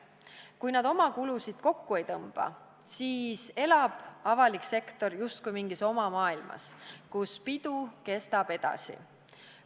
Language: Estonian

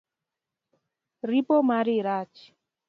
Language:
Luo (Kenya and Tanzania)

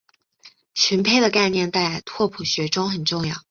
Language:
Chinese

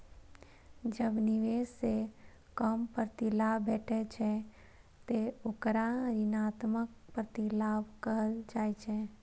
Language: Maithili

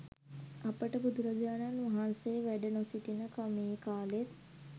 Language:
Sinhala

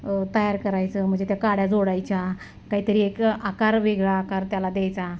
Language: Marathi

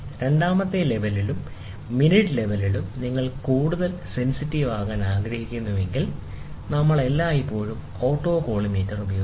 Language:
Malayalam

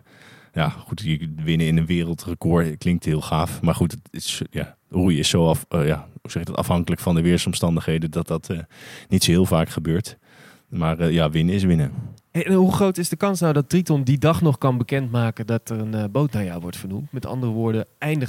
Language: Dutch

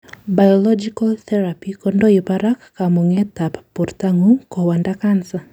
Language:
Kalenjin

